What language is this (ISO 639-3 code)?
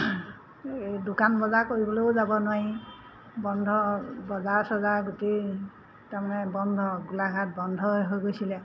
asm